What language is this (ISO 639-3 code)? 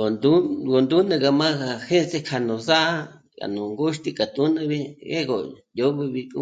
mmc